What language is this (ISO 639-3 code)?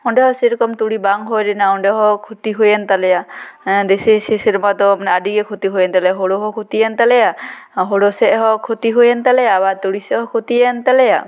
sat